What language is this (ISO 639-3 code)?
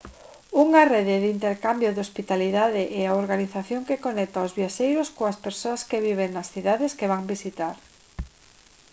glg